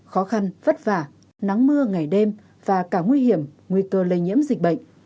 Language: Vietnamese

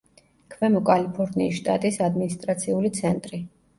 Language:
Georgian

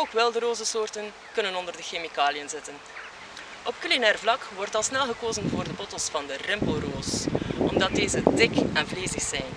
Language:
Dutch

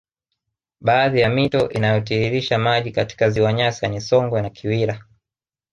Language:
Swahili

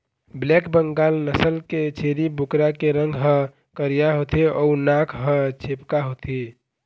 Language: Chhattisgarhi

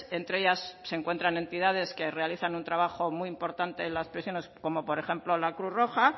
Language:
Spanish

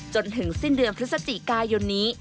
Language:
Thai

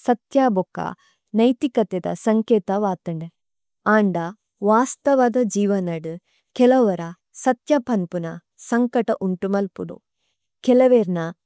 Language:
Tulu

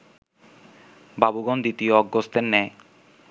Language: Bangla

